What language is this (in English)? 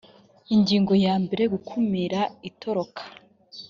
Kinyarwanda